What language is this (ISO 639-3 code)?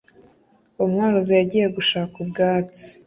kin